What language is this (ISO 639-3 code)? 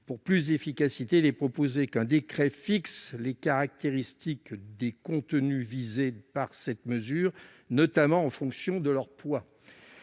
fra